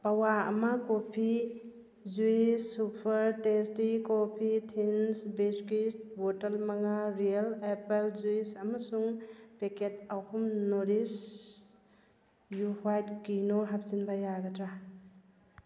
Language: Manipuri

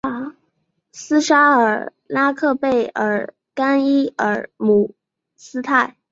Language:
Chinese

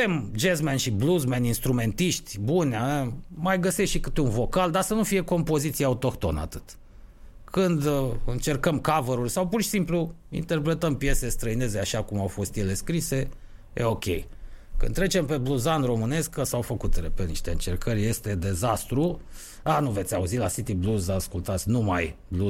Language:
Romanian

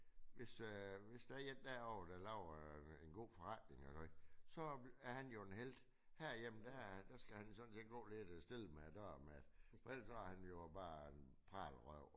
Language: Danish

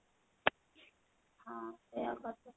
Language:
Odia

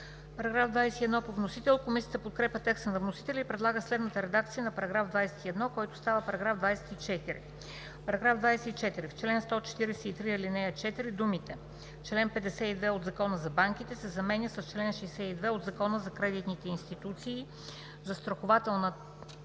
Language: Bulgarian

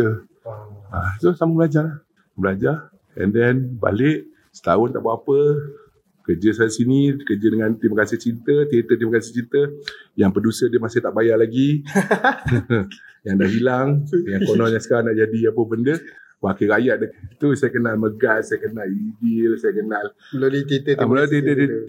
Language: Malay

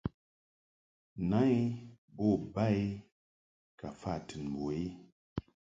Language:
Mungaka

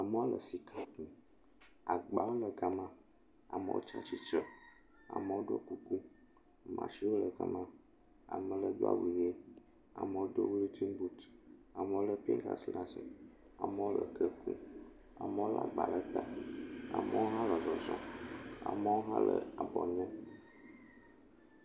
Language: Ewe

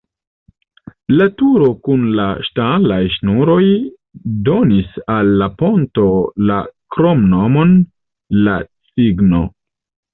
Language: Esperanto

